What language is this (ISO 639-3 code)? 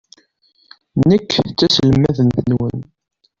kab